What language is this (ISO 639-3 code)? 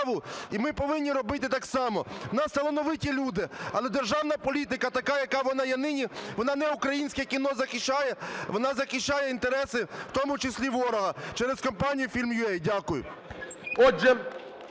ukr